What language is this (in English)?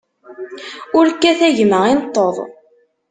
Kabyle